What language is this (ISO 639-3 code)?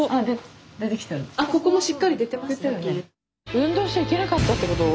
jpn